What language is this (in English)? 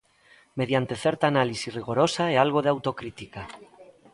Galician